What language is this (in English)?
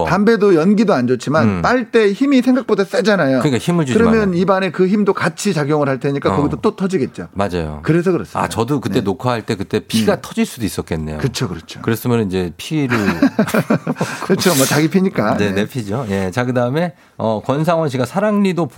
Korean